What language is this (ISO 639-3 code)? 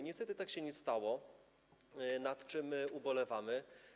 pol